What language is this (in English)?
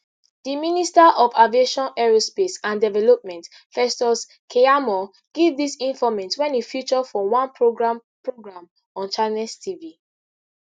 Nigerian Pidgin